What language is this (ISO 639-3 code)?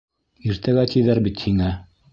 bak